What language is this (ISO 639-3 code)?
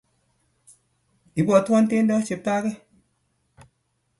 kln